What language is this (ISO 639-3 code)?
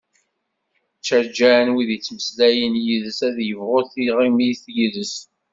kab